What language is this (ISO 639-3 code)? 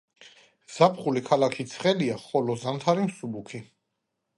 kat